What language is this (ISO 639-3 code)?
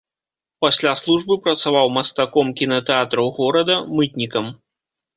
bel